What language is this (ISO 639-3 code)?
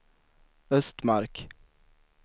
swe